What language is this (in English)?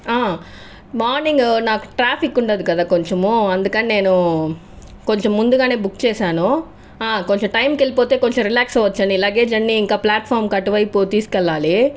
Telugu